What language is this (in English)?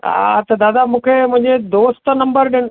Sindhi